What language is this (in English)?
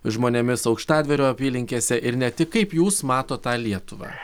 Lithuanian